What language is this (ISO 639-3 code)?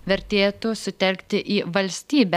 lit